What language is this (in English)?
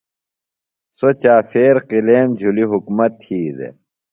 Phalura